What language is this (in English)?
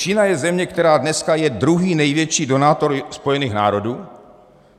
Czech